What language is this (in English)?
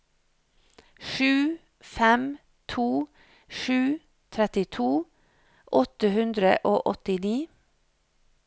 Norwegian